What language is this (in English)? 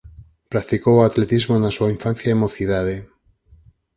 Galician